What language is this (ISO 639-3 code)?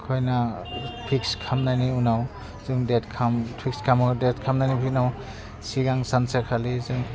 brx